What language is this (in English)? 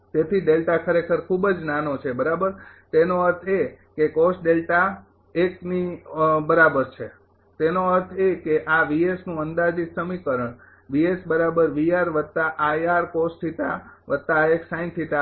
Gujarati